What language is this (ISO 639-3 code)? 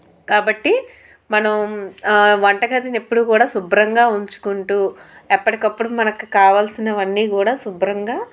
tel